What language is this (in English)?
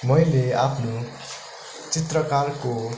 Nepali